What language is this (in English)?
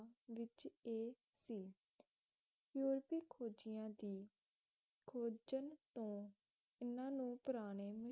Punjabi